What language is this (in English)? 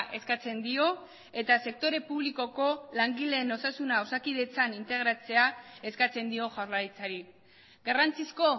Basque